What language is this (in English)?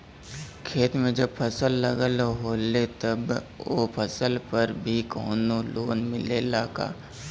Bhojpuri